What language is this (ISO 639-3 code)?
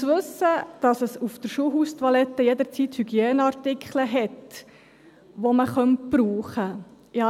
gsw